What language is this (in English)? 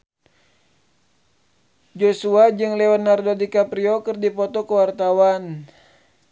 Sundanese